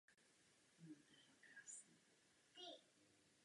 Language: Czech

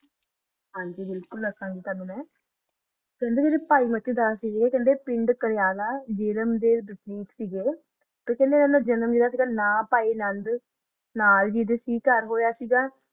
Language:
Punjabi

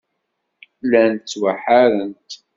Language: Kabyle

